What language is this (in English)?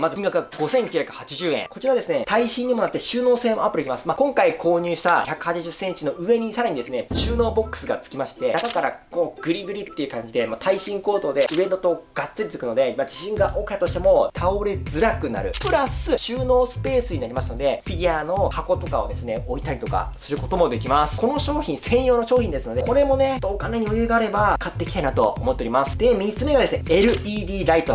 Japanese